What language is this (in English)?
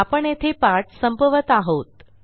Marathi